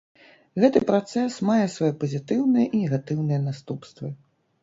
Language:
Belarusian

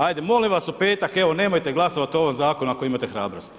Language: Croatian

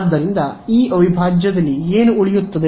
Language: Kannada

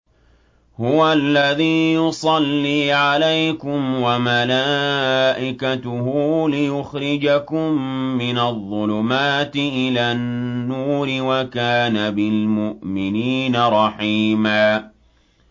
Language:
Arabic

